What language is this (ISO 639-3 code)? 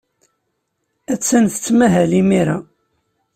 kab